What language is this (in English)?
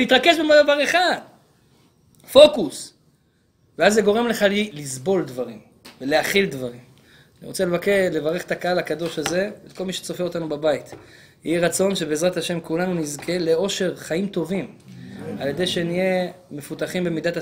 Hebrew